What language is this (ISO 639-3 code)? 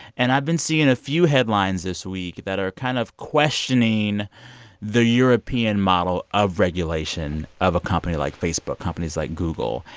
eng